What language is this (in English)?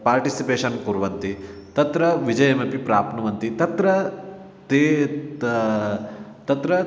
Sanskrit